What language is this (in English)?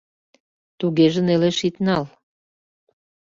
Mari